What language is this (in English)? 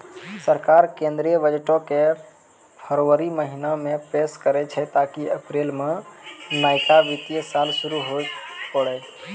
Maithili